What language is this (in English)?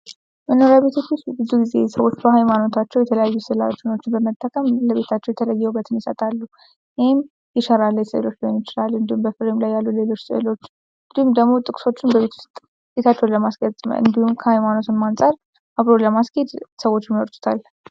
Amharic